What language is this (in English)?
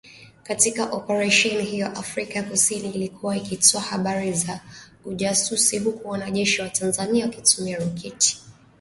Swahili